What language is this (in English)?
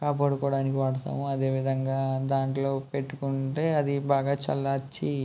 Telugu